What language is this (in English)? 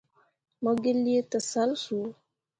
Mundang